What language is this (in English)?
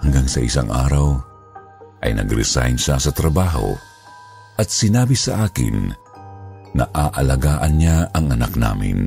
Filipino